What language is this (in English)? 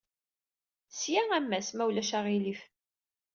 Kabyle